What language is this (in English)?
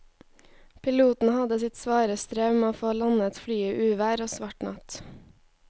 Norwegian